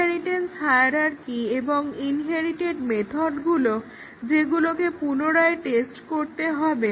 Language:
Bangla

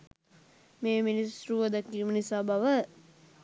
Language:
Sinhala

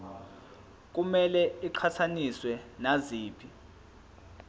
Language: Zulu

